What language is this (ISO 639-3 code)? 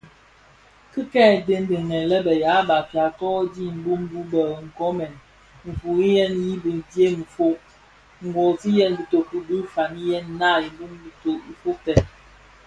ksf